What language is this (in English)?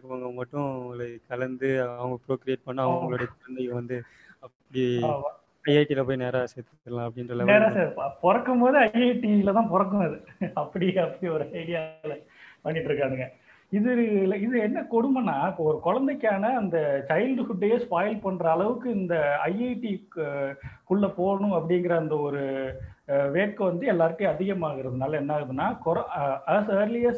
Tamil